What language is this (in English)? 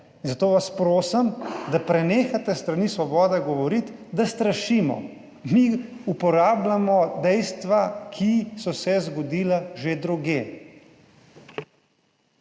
Slovenian